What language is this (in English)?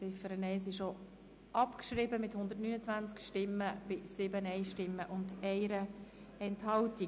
Swiss German